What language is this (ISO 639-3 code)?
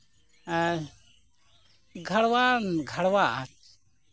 sat